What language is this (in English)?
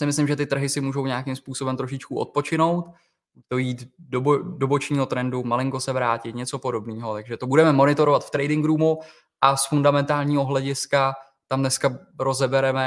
Czech